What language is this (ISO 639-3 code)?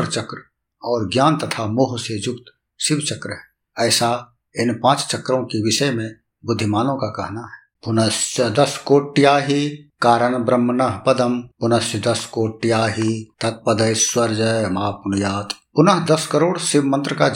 hin